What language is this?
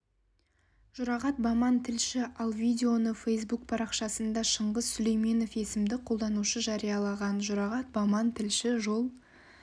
Kazakh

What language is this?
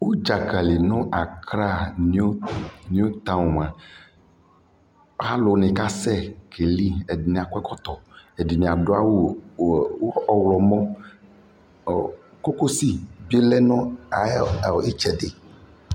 Ikposo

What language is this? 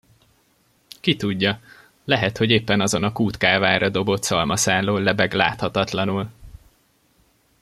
Hungarian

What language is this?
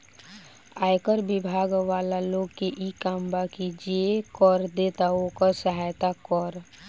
Bhojpuri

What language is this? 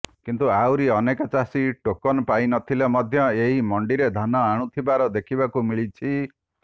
Odia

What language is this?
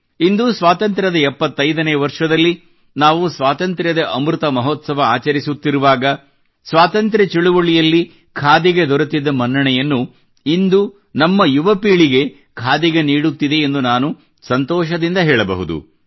Kannada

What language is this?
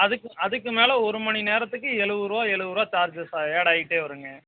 Tamil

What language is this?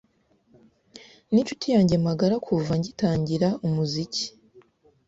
Kinyarwanda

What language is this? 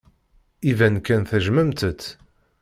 Kabyle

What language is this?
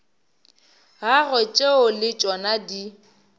Northern Sotho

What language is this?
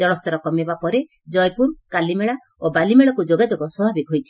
Odia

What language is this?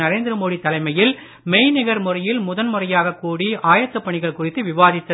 Tamil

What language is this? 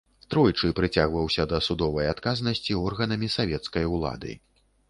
Belarusian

